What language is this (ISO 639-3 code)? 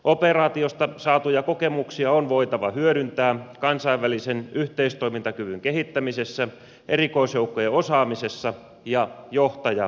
fin